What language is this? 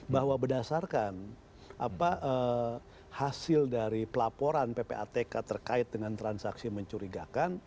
Indonesian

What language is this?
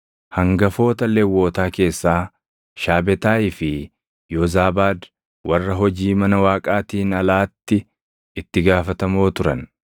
Oromo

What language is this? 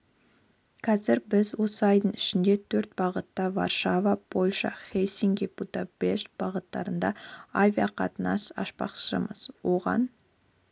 Kazakh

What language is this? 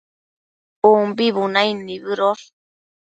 Matsés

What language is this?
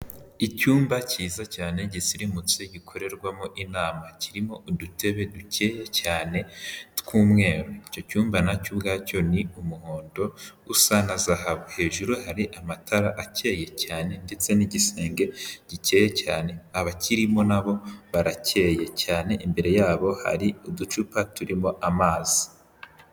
Kinyarwanda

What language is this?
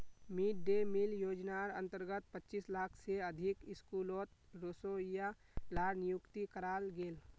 Magahi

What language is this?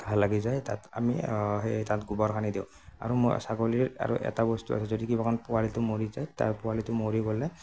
Assamese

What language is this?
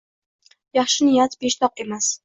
Uzbek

